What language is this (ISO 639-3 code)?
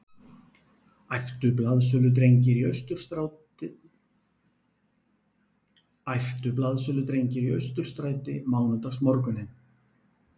isl